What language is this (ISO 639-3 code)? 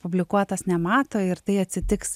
lit